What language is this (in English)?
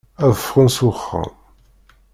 Kabyle